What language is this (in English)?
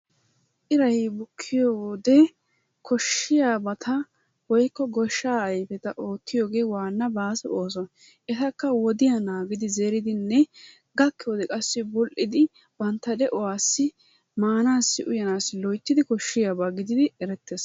Wolaytta